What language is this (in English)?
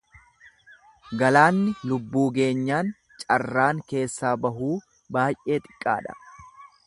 Oromo